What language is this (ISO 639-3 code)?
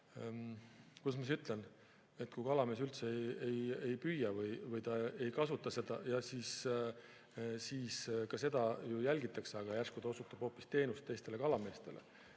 est